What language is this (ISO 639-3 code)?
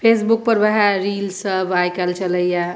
mai